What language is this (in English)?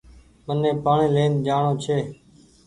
Goaria